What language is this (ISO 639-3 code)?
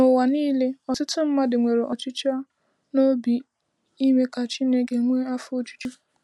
ibo